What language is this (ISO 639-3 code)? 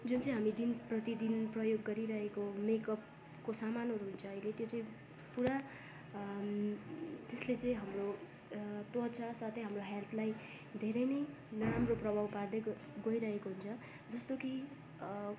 nep